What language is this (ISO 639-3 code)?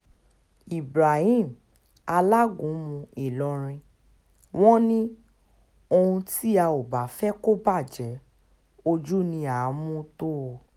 yor